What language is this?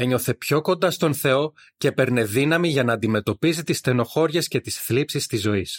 Greek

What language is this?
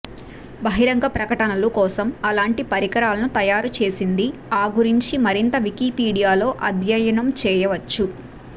Telugu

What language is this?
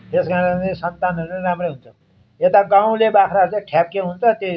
Nepali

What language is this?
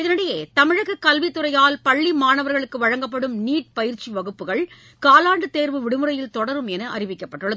Tamil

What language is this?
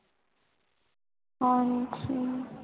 Punjabi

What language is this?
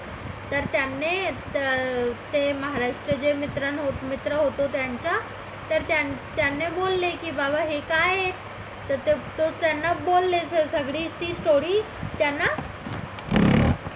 Marathi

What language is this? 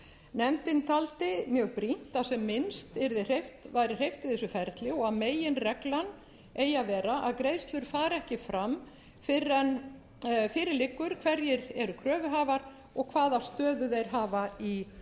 Icelandic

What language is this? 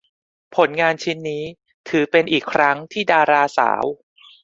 Thai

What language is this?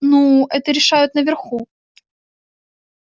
Russian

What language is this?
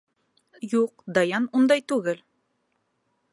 Bashkir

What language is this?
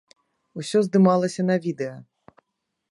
Belarusian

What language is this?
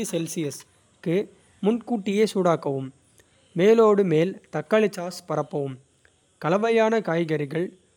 Kota (India)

